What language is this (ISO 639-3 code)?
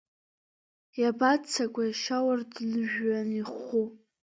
abk